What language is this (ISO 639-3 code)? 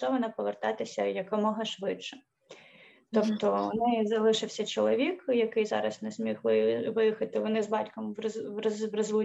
ukr